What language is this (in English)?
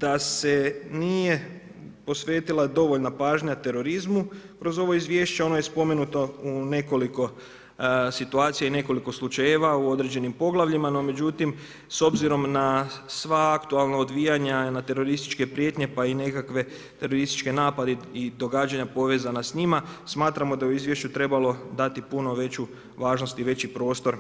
Croatian